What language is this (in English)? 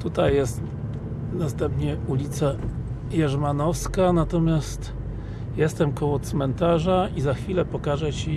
Polish